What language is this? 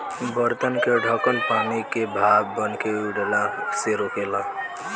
Bhojpuri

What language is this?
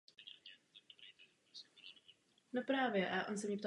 Czech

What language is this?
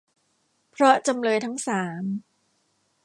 Thai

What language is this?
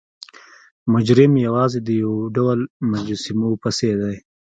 Pashto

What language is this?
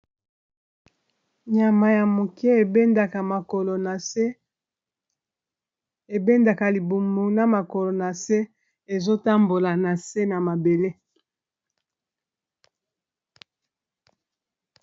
Lingala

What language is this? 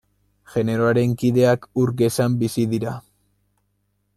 Basque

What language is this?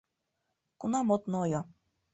Mari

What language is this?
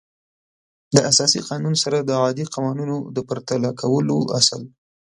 Pashto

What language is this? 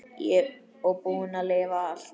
Icelandic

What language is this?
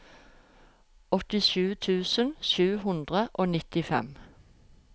Norwegian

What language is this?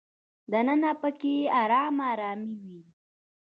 Pashto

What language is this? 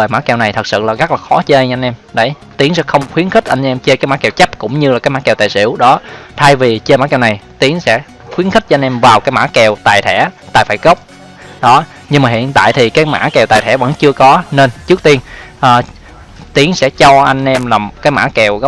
Vietnamese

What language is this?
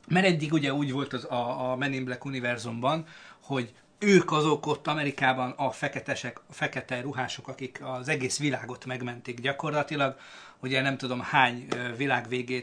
Hungarian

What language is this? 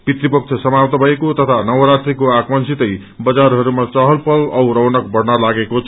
Nepali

